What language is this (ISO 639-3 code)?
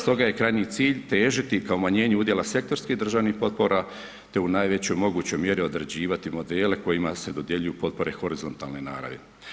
hrv